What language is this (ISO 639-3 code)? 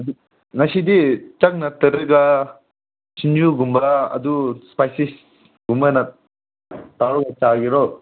mni